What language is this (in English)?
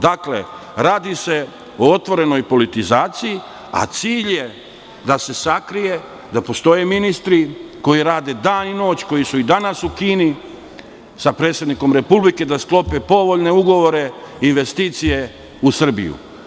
Serbian